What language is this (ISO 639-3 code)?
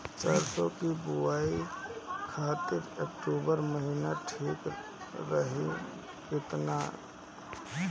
bho